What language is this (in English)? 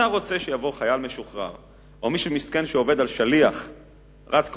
Hebrew